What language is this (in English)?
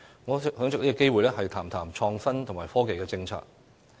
Cantonese